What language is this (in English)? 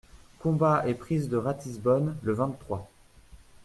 French